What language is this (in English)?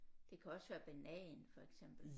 Danish